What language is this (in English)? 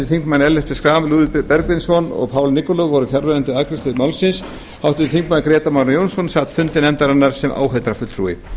Icelandic